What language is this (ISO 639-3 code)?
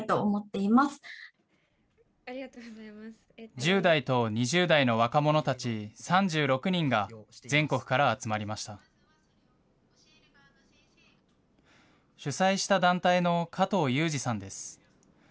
jpn